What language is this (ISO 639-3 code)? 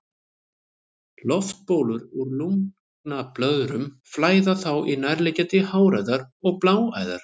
isl